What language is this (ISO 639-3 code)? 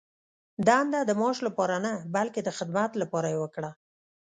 pus